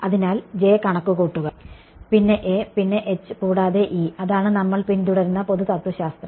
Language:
Malayalam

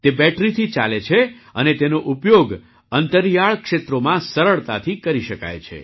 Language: Gujarati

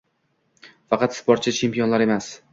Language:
Uzbek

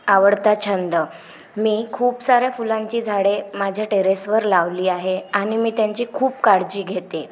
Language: Marathi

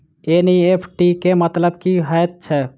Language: Maithili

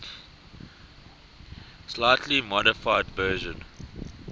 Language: English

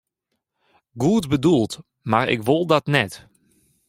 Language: Western Frisian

